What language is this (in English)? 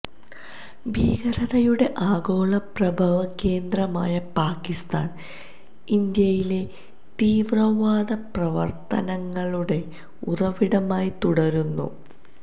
Malayalam